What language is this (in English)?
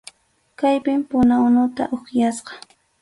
Arequipa-La Unión Quechua